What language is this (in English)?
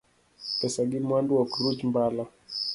Luo (Kenya and Tanzania)